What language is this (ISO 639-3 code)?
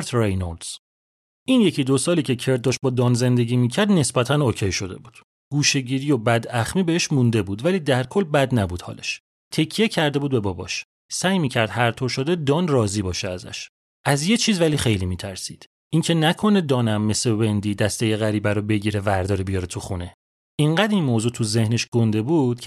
fas